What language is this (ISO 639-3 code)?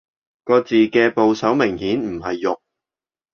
yue